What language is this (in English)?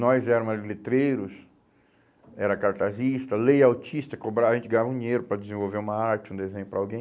Portuguese